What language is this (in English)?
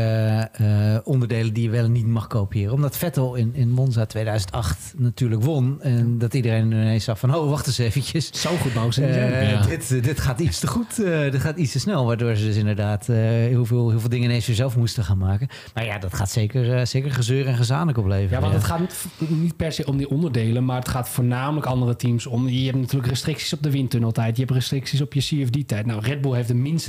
Dutch